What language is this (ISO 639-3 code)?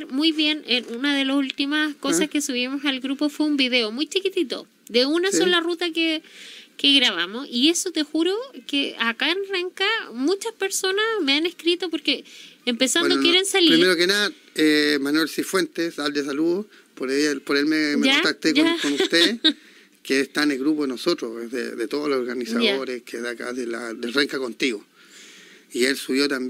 spa